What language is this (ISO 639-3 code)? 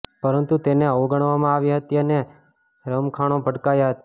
guj